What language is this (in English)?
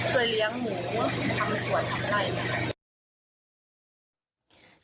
Thai